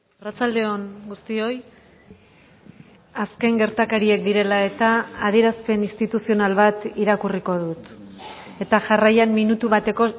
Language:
Basque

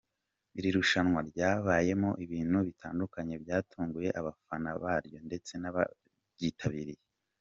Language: Kinyarwanda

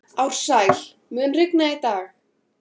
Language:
Icelandic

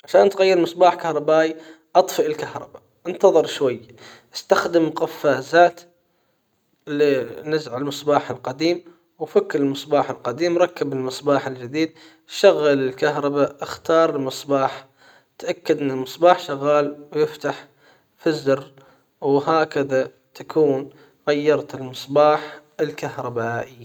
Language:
Hijazi Arabic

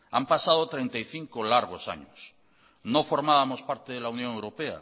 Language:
Spanish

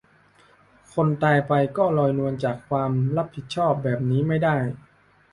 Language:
Thai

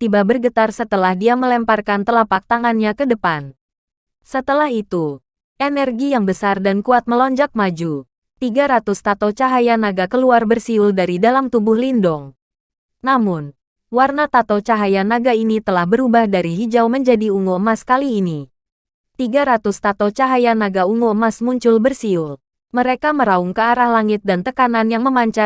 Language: Indonesian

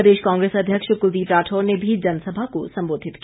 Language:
Hindi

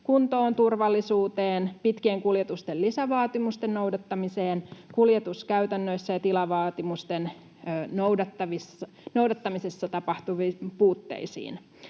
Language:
Finnish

